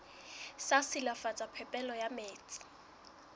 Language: Southern Sotho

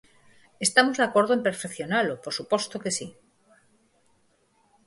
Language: Galician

